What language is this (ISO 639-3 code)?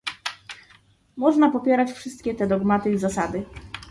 pol